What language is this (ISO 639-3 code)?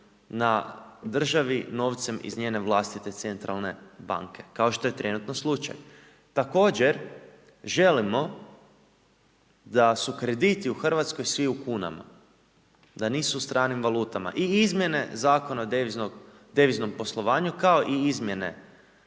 hrv